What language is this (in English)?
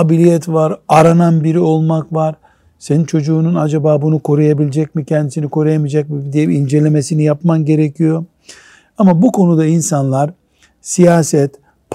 Turkish